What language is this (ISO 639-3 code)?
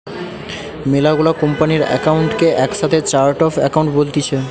ben